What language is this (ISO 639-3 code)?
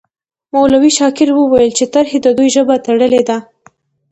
pus